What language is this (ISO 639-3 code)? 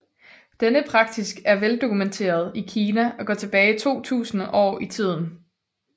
dan